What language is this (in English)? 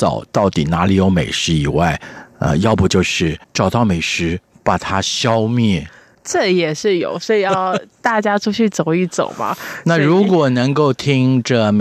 Chinese